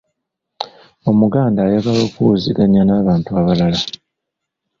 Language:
Ganda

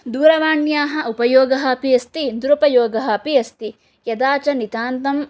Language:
Sanskrit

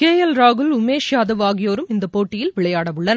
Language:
Tamil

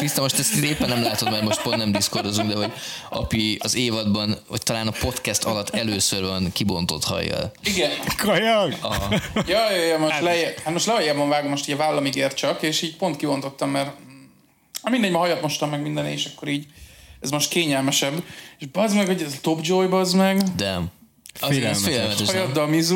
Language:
Hungarian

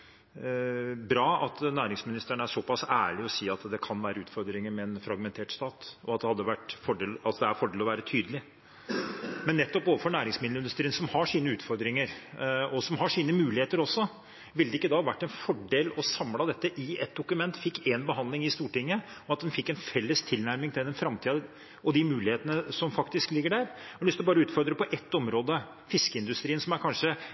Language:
Norwegian Bokmål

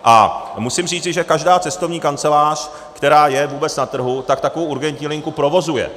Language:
Czech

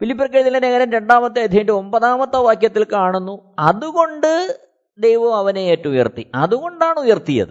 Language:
Malayalam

